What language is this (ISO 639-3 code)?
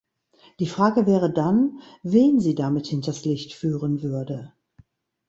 deu